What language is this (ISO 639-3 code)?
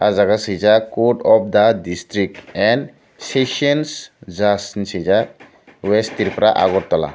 trp